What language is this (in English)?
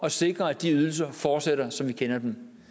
Danish